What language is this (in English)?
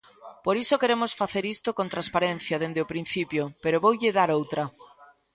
Galician